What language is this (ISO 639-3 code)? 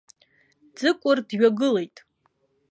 abk